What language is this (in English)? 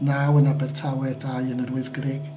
Welsh